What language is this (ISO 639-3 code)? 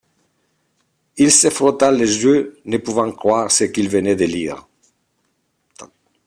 fra